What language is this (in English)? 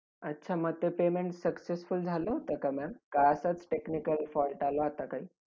Marathi